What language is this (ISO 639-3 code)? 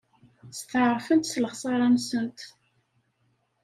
kab